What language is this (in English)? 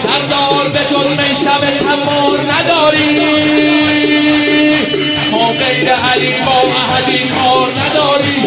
Persian